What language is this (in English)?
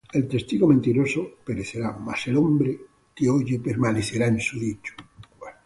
Spanish